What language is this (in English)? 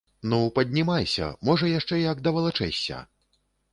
Belarusian